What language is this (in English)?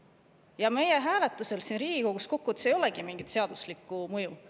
Estonian